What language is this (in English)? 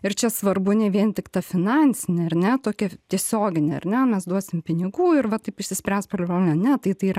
Lithuanian